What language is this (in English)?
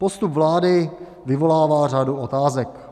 Czech